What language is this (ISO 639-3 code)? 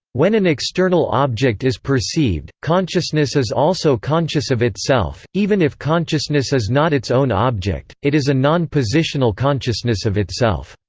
eng